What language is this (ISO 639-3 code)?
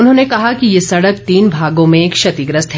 hin